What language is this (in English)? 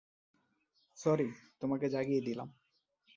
Bangla